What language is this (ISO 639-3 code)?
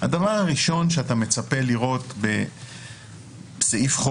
heb